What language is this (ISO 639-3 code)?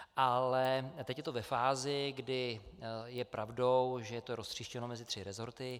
ces